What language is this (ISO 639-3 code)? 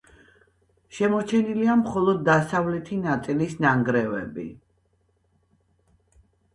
kat